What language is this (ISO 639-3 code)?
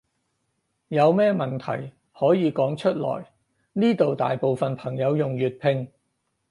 yue